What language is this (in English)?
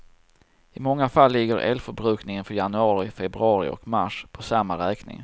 Swedish